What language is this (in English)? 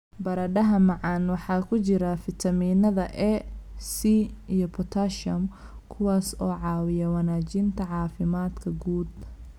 Somali